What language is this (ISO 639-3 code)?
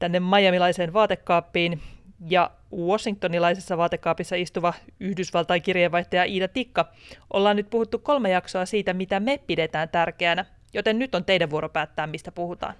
fin